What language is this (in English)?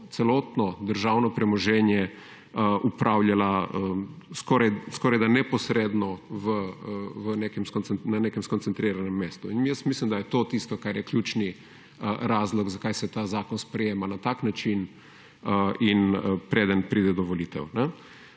Slovenian